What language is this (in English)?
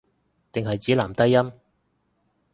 Cantonese